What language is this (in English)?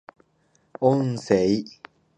Japanese